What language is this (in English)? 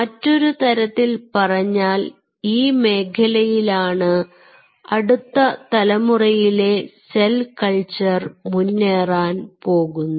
Malayalam